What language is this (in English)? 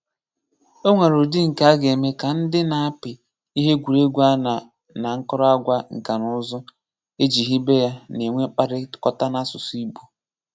Igbo